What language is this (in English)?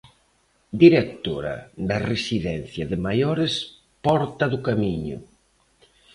Galician